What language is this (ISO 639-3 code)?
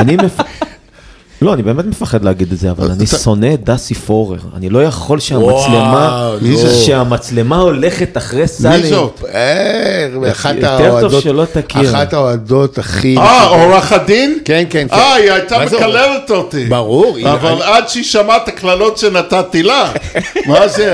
heb